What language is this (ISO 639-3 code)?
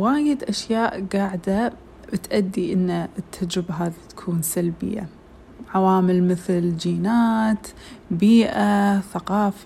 ara